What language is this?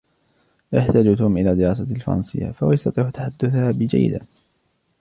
Arabic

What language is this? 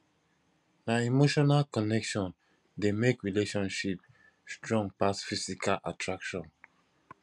Nigerian Pidgin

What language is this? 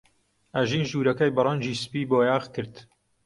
Central Kurdish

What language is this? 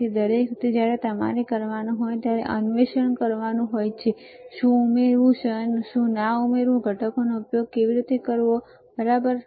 Gujarati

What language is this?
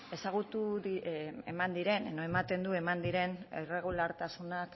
Basque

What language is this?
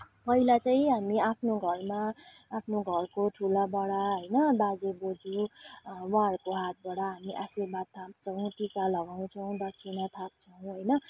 Nepali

